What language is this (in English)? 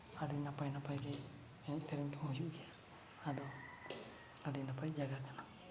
Santali